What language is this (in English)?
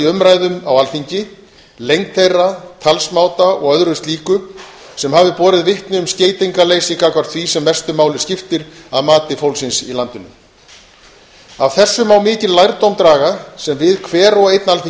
Icelandic